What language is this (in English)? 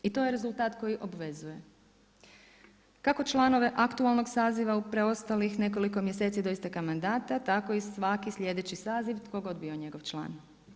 Croatian